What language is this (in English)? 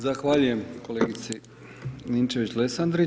Croatian